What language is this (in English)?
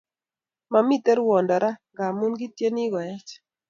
Kalenjin